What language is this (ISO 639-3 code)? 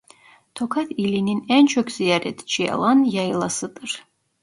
tur